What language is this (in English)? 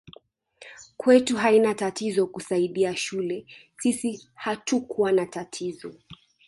Swahili